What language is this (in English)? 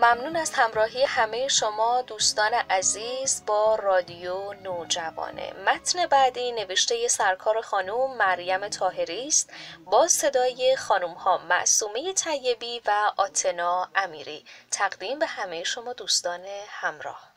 Persian